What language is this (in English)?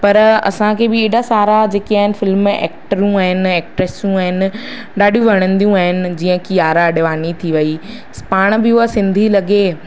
Sindhi